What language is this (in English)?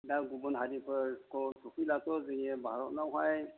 Bodo